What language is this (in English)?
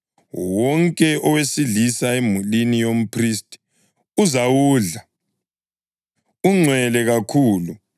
North Ndebele